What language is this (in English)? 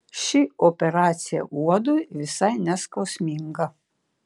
Lithuanian